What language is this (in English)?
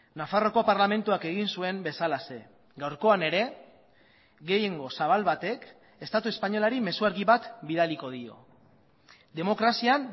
Basque